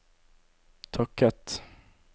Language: Norwegian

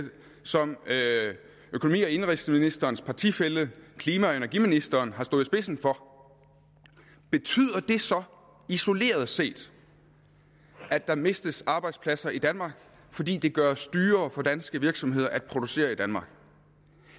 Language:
Danish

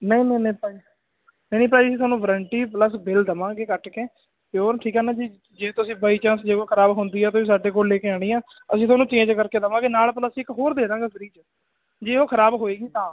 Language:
Punjabi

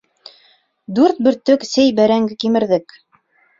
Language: Bashkir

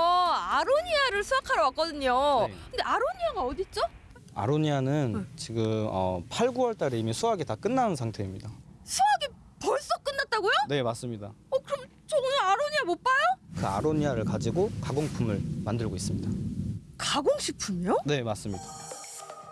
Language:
Korean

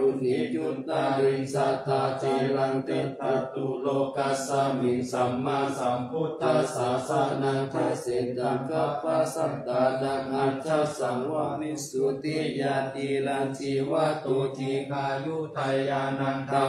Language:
Thai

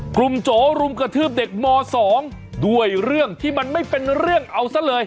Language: Thai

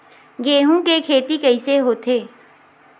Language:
Chhattisgarhi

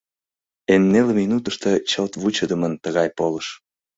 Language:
Mari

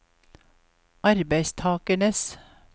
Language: Norwegian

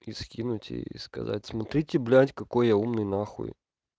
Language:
Russian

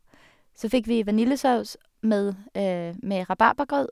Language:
Norwegian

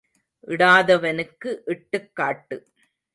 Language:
Tamil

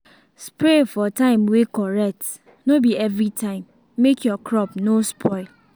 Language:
Nigerian Pidgin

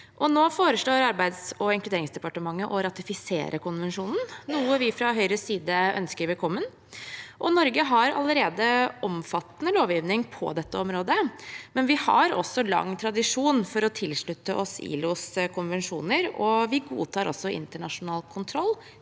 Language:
Norwegian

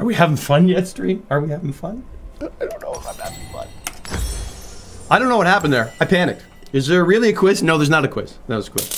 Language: English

